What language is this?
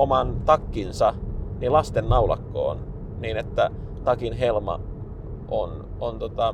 Finnish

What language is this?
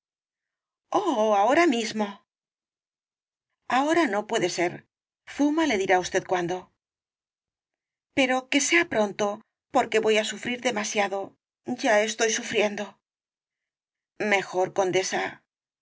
Spanish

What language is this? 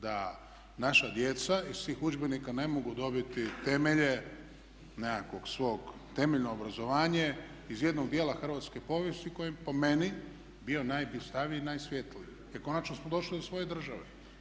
Croatian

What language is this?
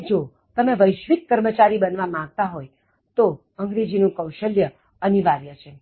Gujarati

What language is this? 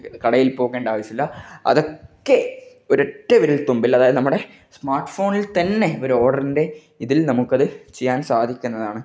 Malayalam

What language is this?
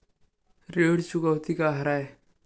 Chhattisgarhi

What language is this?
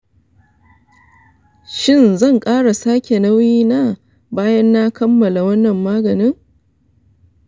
Hausa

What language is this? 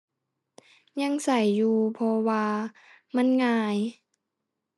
Thai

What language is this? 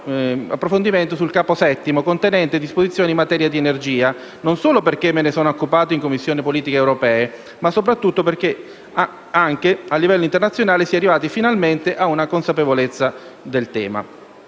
Italian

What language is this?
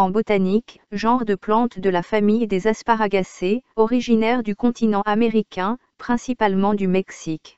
French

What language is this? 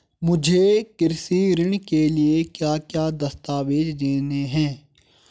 Hindi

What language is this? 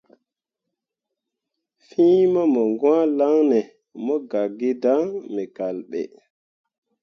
Mundang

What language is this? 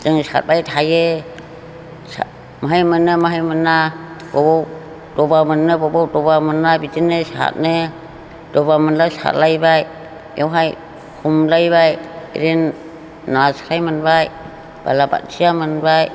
Bodo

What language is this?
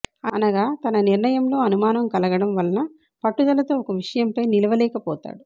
Telugu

